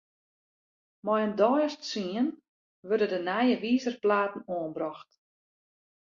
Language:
Western Frisian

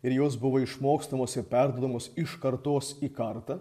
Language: Lithuanian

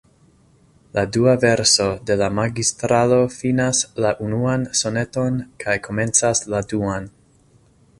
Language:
Esperanto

